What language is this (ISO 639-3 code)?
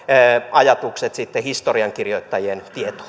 fin